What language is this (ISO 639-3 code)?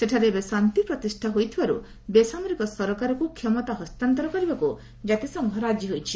ori